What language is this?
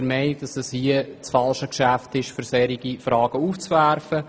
Swiss German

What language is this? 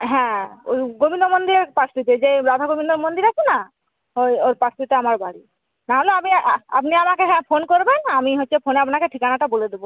Bangla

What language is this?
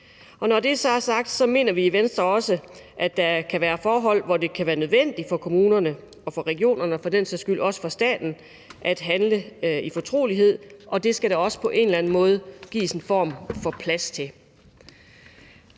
Danish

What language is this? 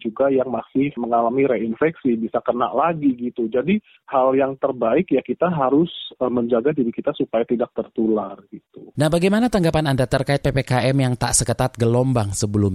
Indonesian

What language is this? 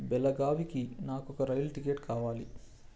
Telugu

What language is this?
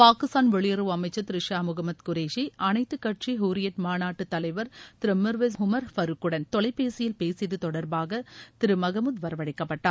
Tamil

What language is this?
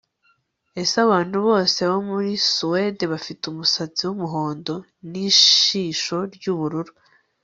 Kinyarwanda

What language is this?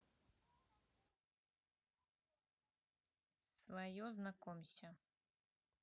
Russian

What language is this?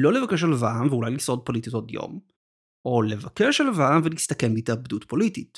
Hebrew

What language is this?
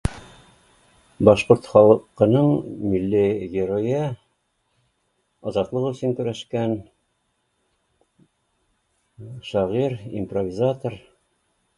Bashkir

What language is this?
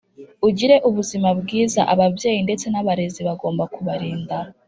Kinyarwanda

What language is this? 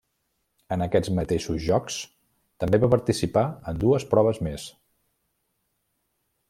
Catalan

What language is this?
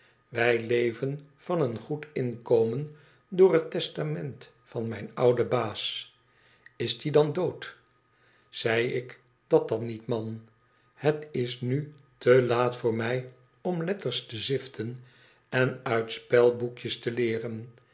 Dutch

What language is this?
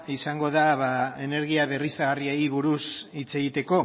Basque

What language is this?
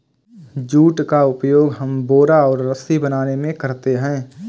Hindi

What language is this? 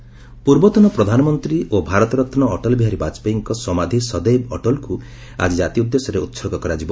Odia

